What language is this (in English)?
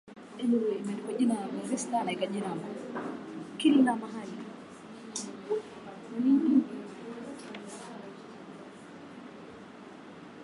Swahili